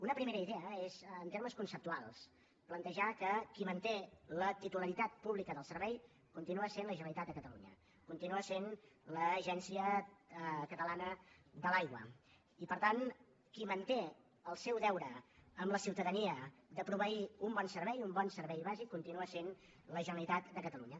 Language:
Catalan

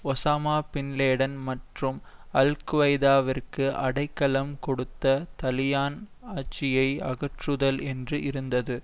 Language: Tamil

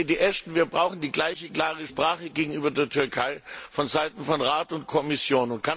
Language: German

